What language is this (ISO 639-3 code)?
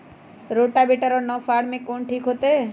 mag